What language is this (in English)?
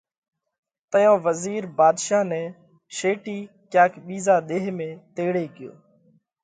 Parkari Koli